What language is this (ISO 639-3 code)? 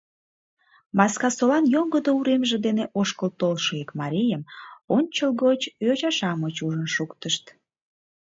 chm